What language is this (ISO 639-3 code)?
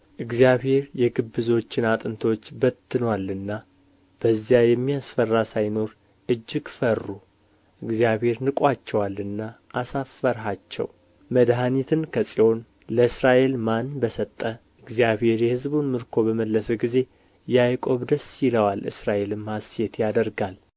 amh